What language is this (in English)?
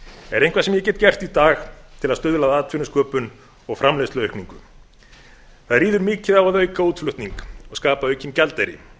Icelandic